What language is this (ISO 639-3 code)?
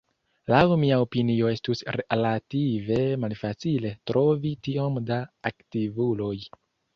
epo